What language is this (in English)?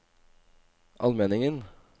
Norwegian